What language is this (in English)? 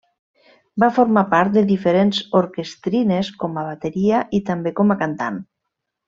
Catalan